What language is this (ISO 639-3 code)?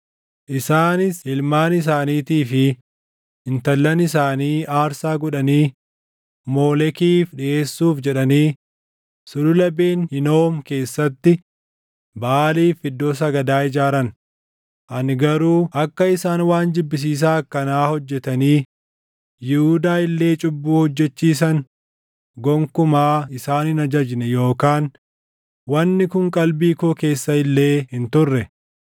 orm